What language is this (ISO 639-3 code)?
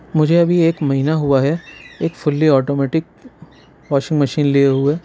urd